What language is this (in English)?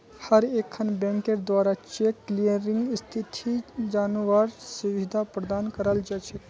Magahi